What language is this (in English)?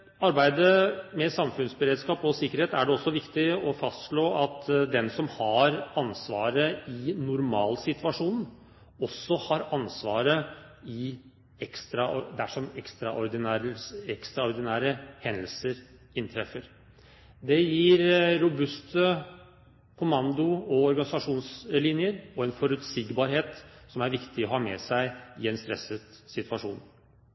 Norwegian Bokmål